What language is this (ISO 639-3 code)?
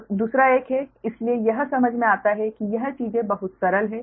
hin